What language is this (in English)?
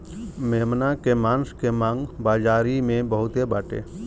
Bhojpuri